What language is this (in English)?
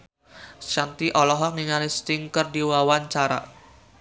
Sundanese